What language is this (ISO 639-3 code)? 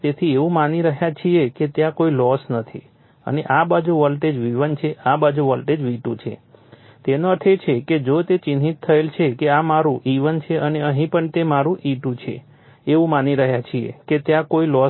guj